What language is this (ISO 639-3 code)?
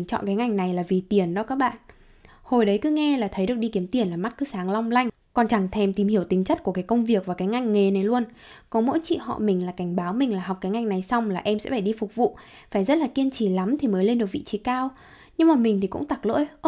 vie